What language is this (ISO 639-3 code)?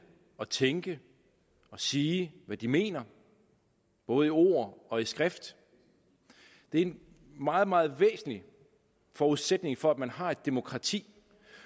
dan